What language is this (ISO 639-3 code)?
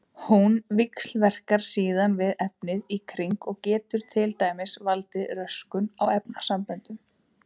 isl